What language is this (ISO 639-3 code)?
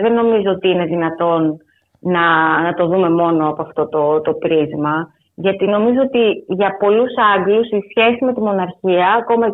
ell